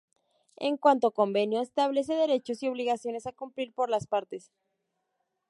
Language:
Spanish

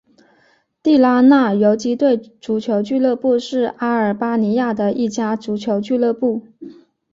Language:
Chinese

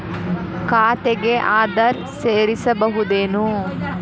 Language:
Kannada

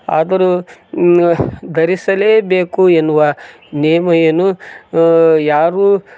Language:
Kannada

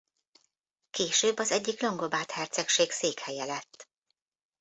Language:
Hungarian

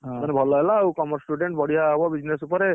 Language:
Odia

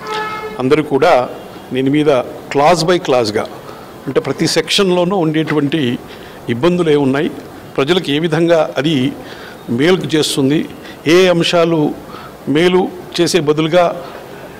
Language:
Telugu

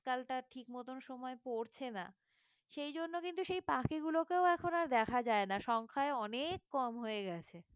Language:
Bangla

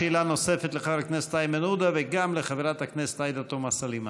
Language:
Hebrew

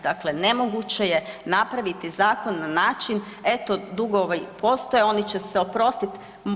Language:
Croatian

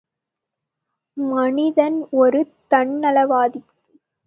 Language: Tamil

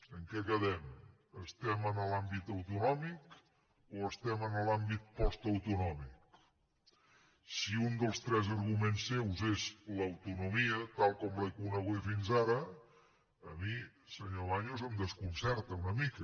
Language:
Catalan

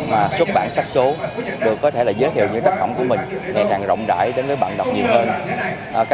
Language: Vietnamese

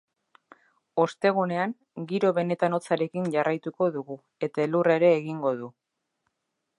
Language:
Basque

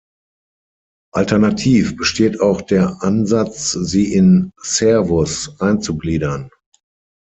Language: German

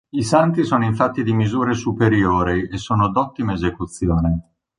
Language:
Italian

